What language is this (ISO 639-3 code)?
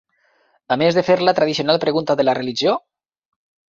cat